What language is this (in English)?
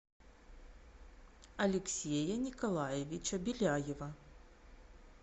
Russian